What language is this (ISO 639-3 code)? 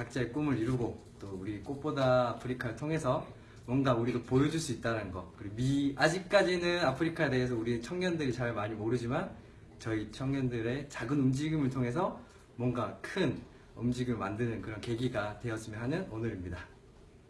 kor